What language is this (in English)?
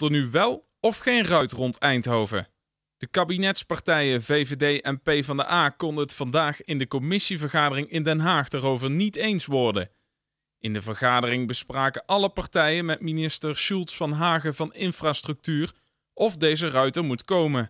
Dutch